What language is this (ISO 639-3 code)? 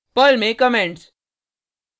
hin